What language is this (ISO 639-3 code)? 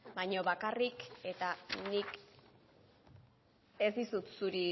eus